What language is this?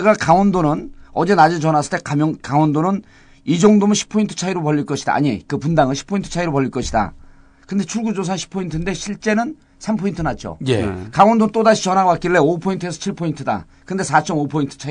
Korean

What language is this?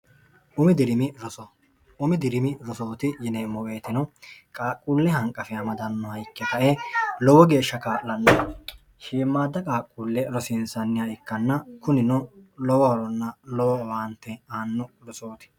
Sidamo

